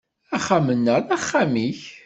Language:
Kabyle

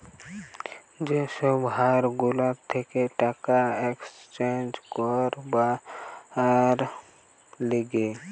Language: Bangla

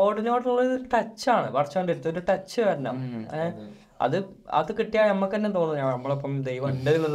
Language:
Malayalam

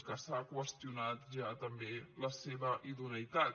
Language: Catalan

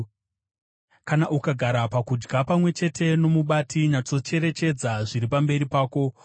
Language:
Shona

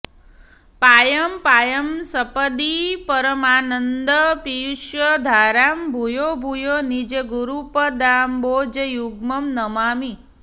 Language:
Sanskrit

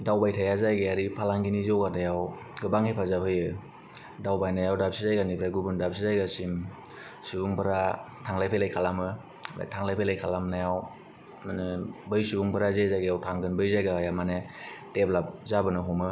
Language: Bodo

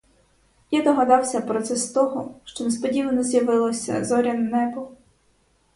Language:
Ukrainian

